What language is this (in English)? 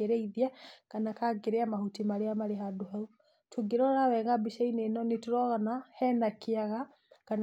Kikuyu